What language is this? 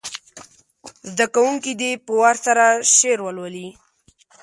Pashto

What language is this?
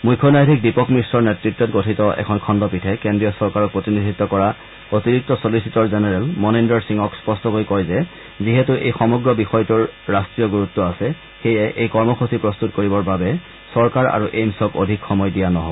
Assamese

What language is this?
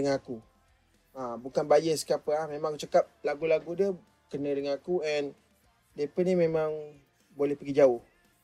Malay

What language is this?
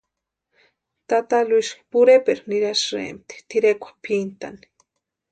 Western Highland Purepecha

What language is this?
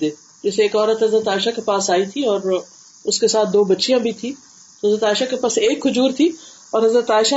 Urdu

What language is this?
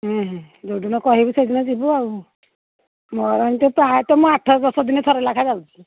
Odia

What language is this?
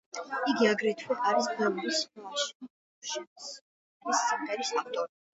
Georgian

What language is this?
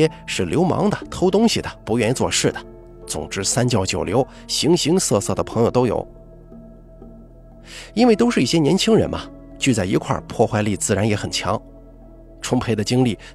Chinese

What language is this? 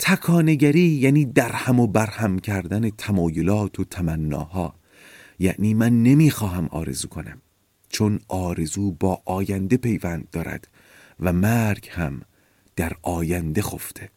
Persian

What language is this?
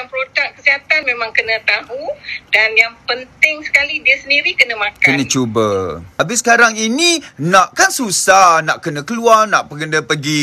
Malay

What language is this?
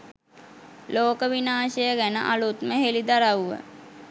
Sinhala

